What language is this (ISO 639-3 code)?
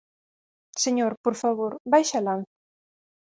glg